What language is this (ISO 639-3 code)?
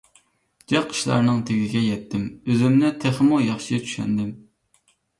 uig